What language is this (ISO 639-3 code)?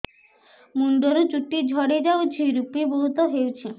ori